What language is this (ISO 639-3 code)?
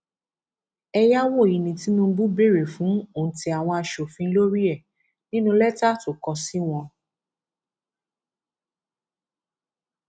yor